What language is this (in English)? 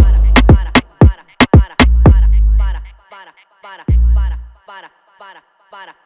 Spanish